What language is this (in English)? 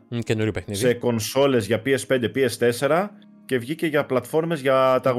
Greek